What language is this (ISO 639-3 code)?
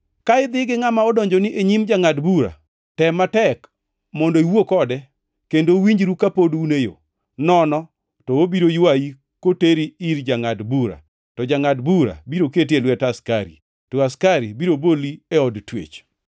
luo